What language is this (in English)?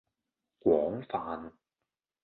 Cantonese